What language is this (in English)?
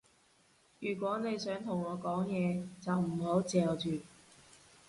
Cantonese